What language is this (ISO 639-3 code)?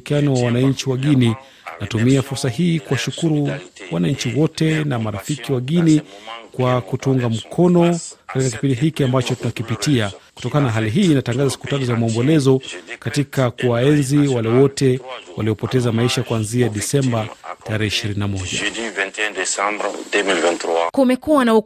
swa